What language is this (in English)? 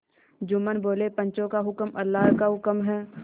Hindi